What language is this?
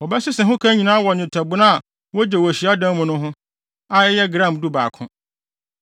Akan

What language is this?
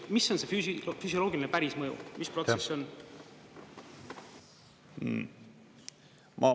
Estonian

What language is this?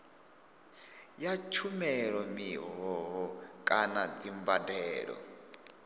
Venda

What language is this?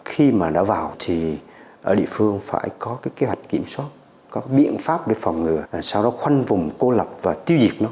Vietnamese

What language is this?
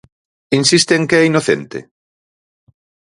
Galician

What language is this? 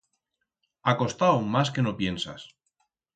Aragonese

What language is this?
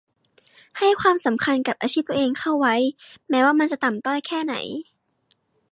Thai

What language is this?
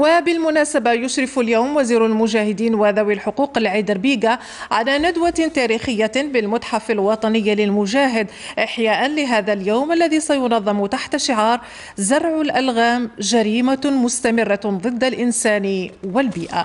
Arabic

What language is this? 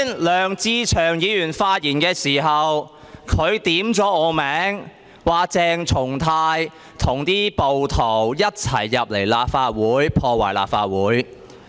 Cantonese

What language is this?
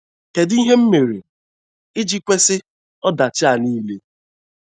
Igbo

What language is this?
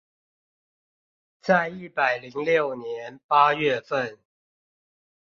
Chinese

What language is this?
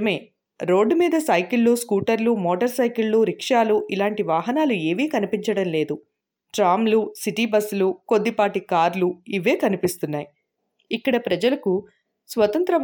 Telugu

